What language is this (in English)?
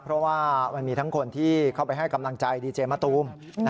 Thai